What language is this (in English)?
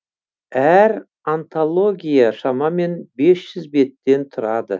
Kazakh